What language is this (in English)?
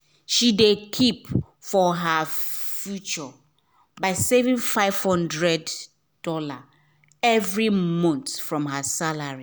Nigerian Pidgin